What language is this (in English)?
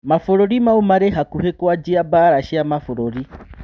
Kikuyu